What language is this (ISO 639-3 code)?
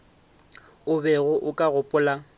nso